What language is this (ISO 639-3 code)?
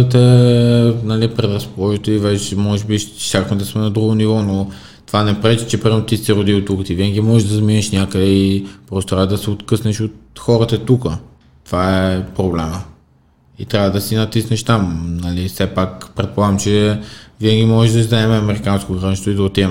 bul